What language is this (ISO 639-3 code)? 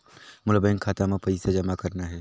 hne